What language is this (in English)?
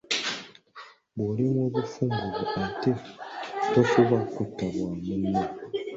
Ganda